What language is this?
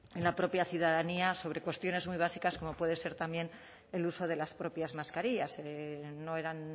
Spanish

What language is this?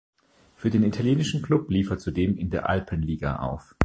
German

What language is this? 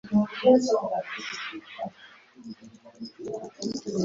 Ganda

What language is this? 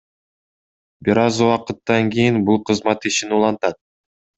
Kyrgyz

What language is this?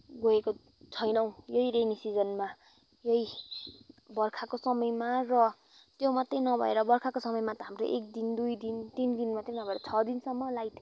Nepali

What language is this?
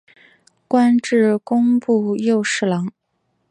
Chinese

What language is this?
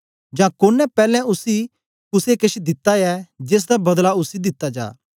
Dogri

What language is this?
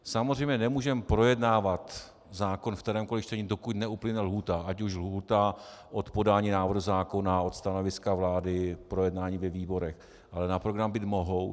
Czech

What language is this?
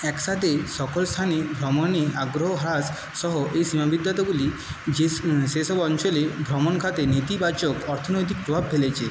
Bangla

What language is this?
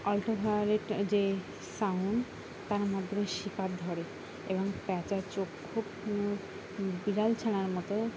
Bangla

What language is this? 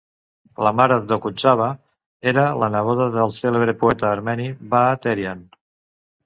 Catalan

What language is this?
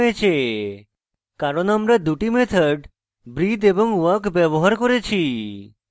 Bangla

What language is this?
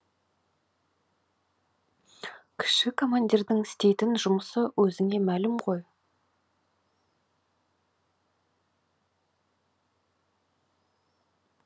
Kazakh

